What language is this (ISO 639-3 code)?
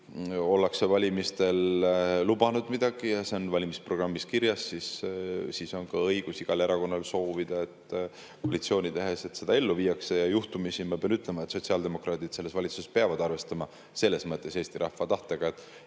est